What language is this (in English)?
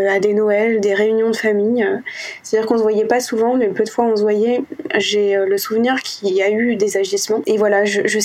French